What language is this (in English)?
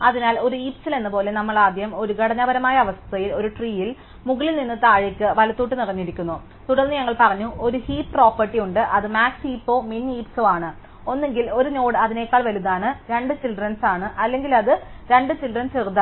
Malayalam